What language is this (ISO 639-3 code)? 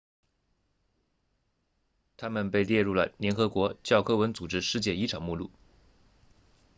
zho